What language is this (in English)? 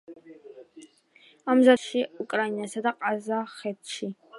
Georgian